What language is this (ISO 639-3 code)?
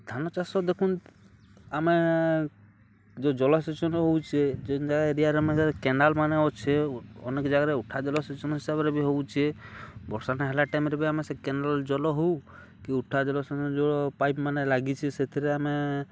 ori